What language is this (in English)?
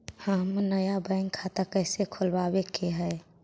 Magahi